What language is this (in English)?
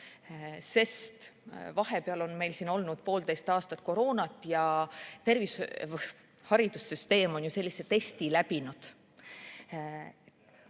Estonian